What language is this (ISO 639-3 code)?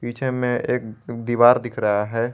hin